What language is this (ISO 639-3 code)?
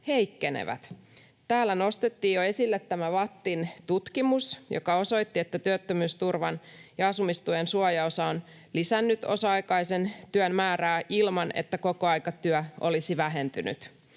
fin